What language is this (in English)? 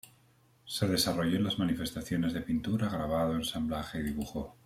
Spanish